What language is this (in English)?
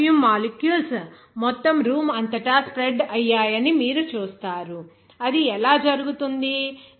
Telugu